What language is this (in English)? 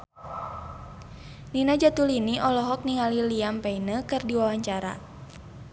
Sundanese